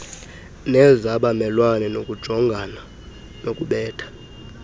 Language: Xhosa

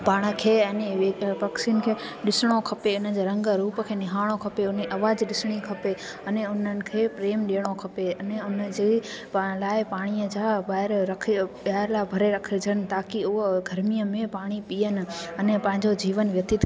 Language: Sindhi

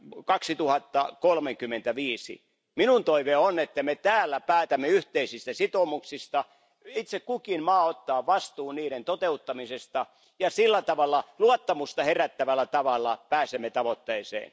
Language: Finnish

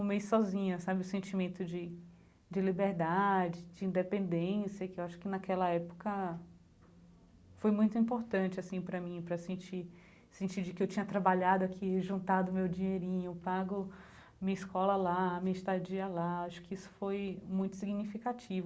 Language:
Portuguese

